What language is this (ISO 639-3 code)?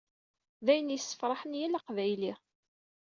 kab